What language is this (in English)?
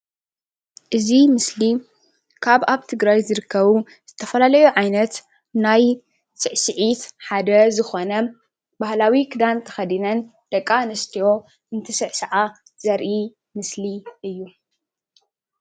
Tigrinya